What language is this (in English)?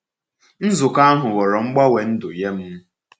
Igbo